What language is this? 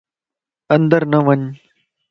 Lasi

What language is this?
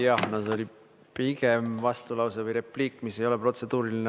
Estonian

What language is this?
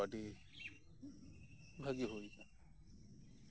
Santali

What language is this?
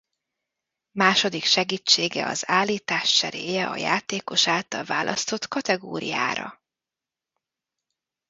Hungarian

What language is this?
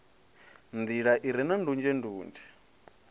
Venda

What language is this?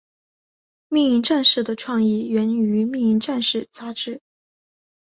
Chinese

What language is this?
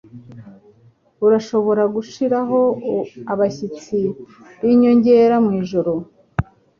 Kinyarwanda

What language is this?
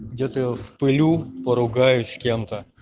Russian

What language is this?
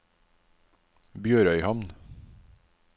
Norwegian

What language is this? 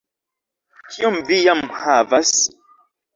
Esperanto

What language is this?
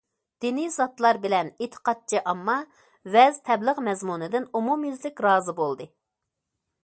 Uyghur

